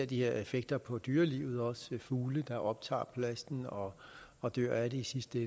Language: Danish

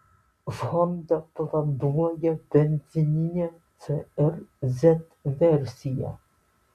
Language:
Lithuanian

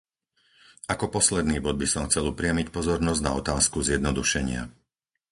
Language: Slovak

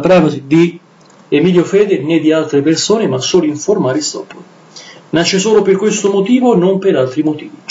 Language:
Italian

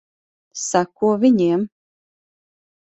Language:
Latvian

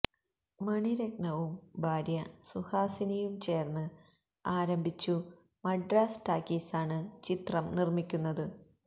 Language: Malayalam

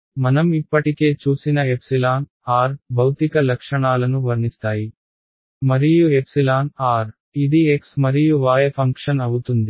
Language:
Telugu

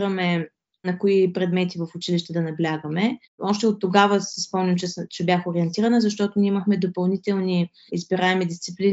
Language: Bulgarian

